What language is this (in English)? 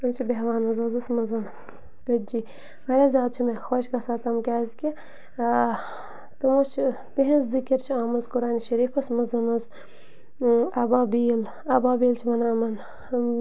Kashmiri